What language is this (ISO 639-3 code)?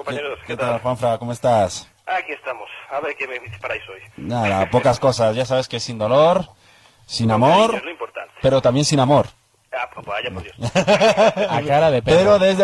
spa